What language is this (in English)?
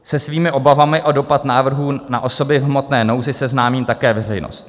Czech